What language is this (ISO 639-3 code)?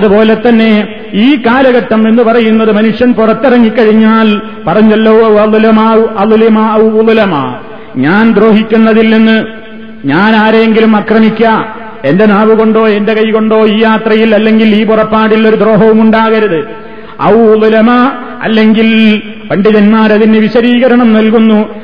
mal